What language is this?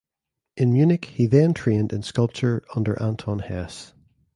English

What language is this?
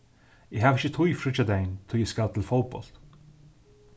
Faroese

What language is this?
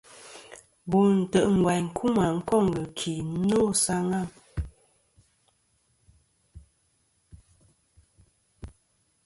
Kom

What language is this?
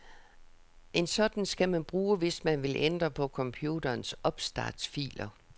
Danish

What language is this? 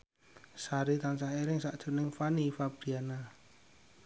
Javanese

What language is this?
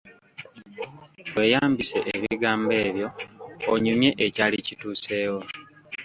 Ganda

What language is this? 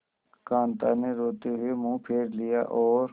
Hindi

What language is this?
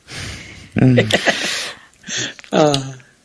Welsh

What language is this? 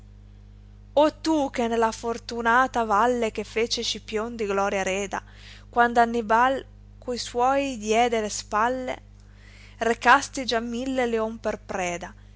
Italian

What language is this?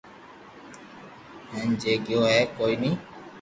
Loarki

